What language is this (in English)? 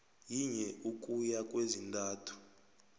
South Ndebele